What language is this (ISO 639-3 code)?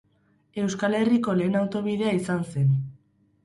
eus